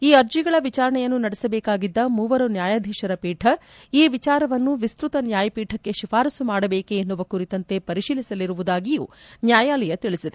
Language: Kannada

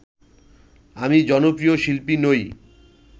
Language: Bangla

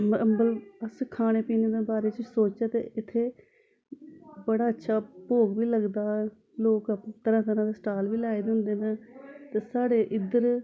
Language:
Dogri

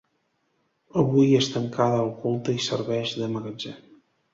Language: Catalan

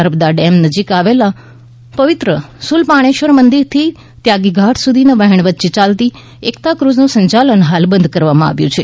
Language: Gujarati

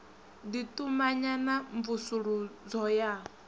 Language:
Venda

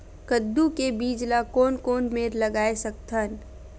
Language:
Chhattisgarhi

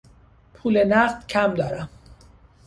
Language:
Persian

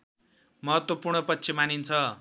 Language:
Nepali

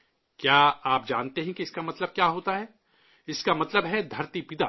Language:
Urdu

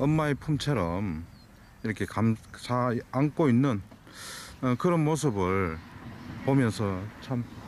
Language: Korean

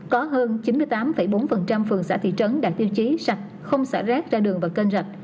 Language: Vietnamese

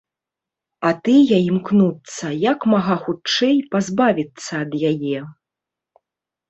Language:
Belarusian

